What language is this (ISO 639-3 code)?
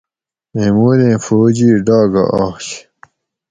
gwc